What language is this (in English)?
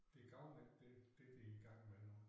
Danish